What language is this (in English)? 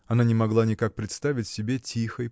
Russian